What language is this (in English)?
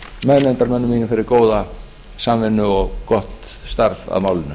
Icelandic